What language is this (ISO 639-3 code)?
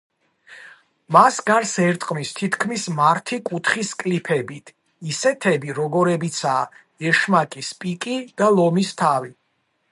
kat